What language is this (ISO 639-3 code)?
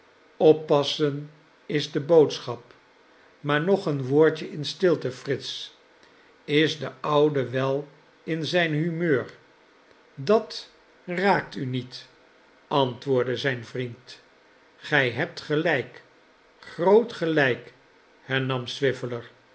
nld